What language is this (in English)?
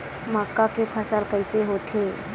Chhattisgarhi